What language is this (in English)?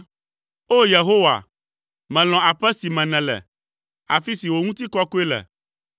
Ewe